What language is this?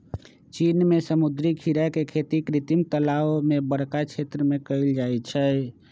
Magahi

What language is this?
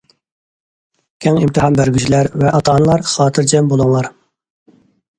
Uyghur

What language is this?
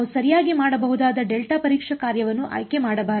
Kannada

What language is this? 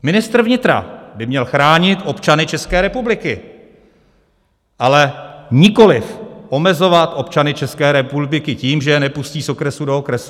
Czech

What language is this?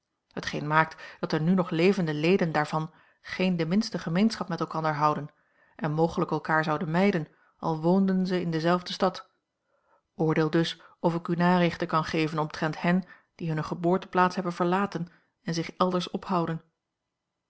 Dutch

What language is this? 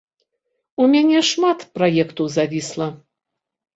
Belarusian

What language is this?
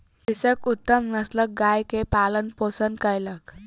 Maithili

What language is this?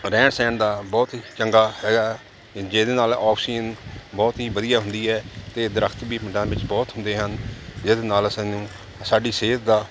Punjabi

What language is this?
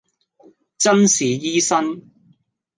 Cantonese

